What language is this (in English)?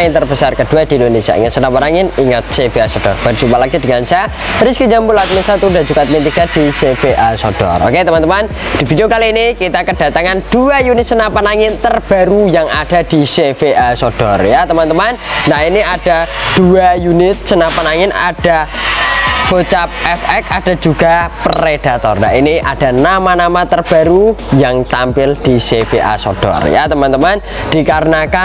Indonesian